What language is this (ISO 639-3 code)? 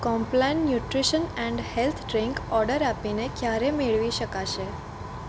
guj